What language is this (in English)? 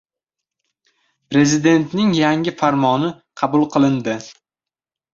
Uzbek